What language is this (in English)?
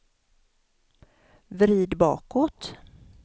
Swedish